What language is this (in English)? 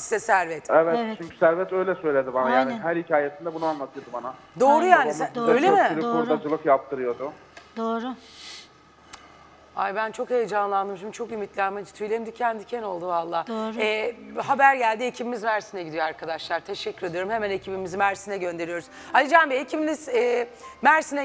Turkish